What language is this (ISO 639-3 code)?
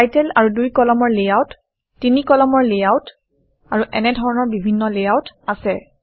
asm